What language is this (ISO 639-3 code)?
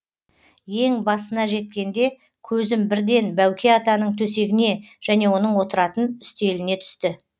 kaz